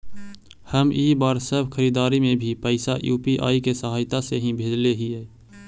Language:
Magahi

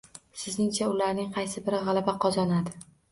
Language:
Uzbek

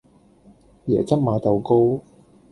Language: Cantonese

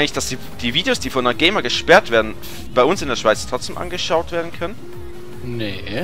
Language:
German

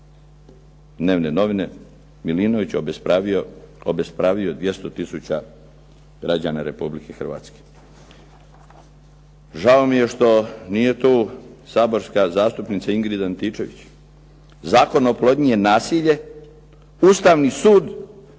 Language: Croatian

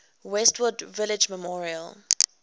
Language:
English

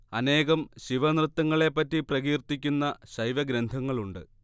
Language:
Malayalam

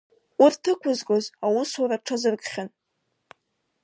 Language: Abkhazian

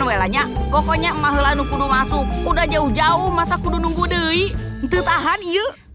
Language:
Indonesian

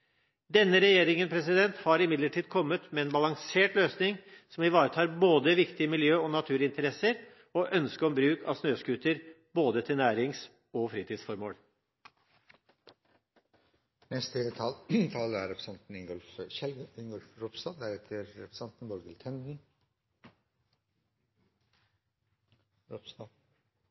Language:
Norwegian Bokmål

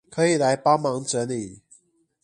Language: Chinese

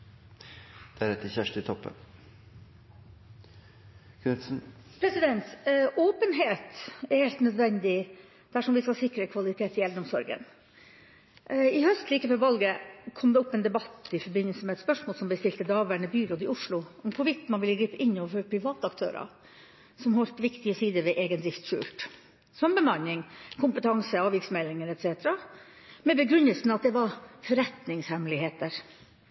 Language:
Norwegian Bokmål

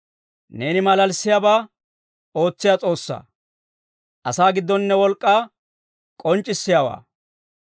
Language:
Dawro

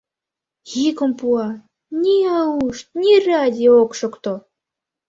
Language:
Mari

